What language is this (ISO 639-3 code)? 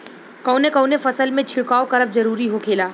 bho